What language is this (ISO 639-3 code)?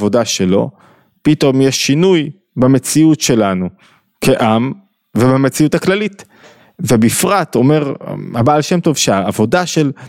heb